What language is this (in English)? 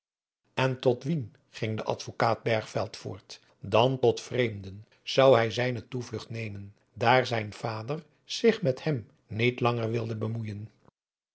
Dutch